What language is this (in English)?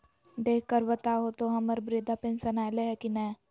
Magahi